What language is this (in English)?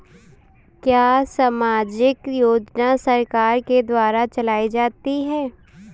Hindi